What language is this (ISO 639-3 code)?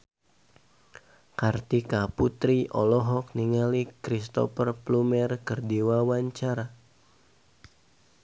sun